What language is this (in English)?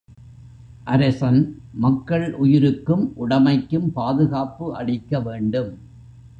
Tamil